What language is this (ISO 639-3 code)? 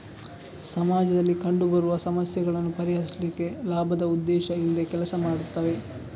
kan